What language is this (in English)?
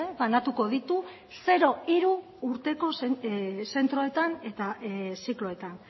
Basque